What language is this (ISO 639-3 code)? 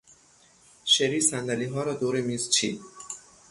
fas